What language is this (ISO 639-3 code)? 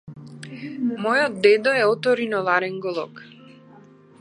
mkd